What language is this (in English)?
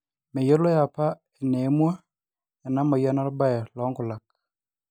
Masai